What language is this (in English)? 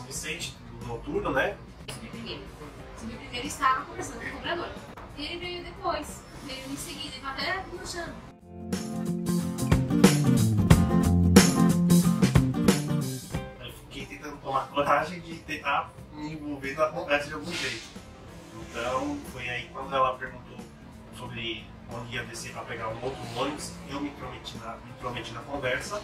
Portuguese